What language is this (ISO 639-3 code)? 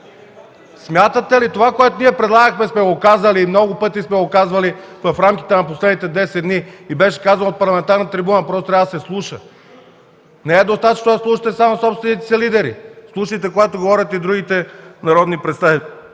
bul